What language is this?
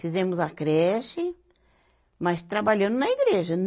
Portuguese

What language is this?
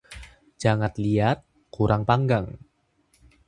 Indonesian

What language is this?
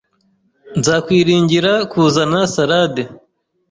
Kinyarwanda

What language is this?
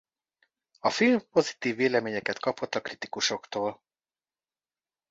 Hungarian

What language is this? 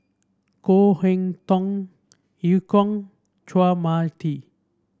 English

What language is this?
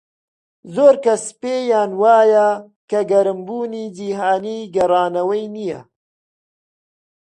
Central Kurdish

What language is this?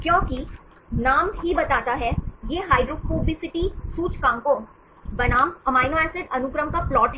Hindi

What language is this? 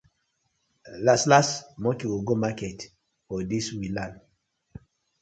Nigerian Pidgin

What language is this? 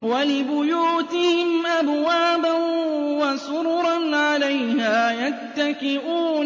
Arabic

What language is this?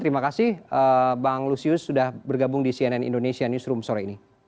Indonesian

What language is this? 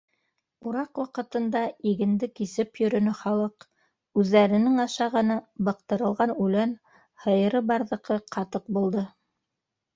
Bashkir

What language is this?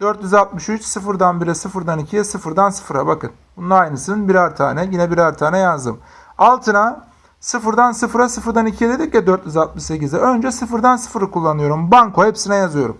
Turkish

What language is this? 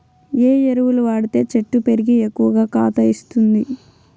Telugu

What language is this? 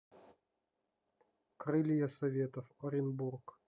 Russian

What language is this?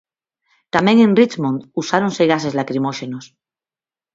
Galician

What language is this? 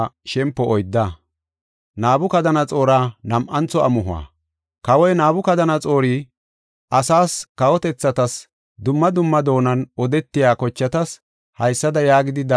Gofa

